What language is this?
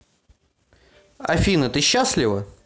Russian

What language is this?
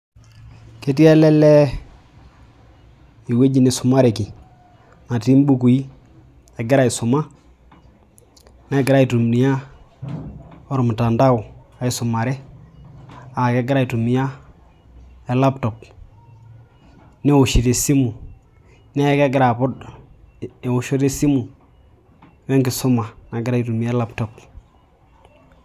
Masai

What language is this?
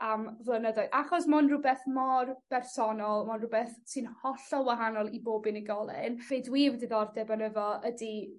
Welsh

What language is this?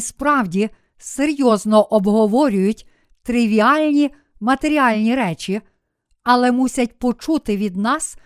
Ukrainian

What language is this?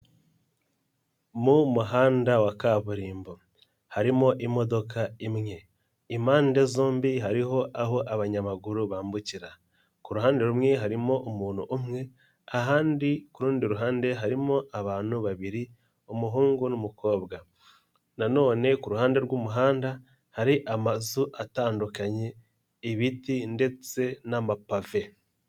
Kinyarwanda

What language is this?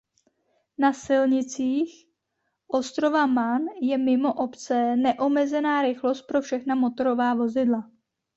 Czech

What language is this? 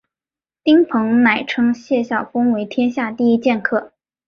Chinese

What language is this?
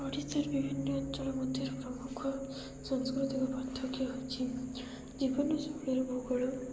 Odia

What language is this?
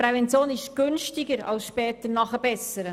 Swiss German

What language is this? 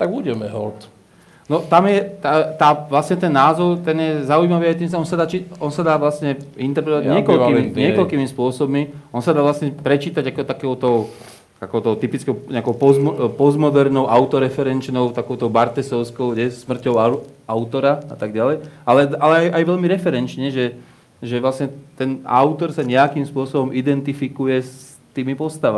Slovak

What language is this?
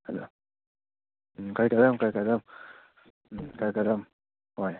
Manipuri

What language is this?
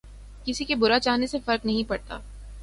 Urdu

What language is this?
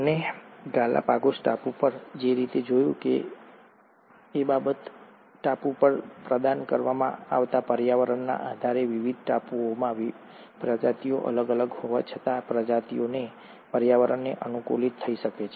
Gujarati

